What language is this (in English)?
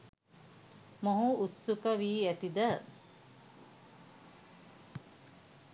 Sinhala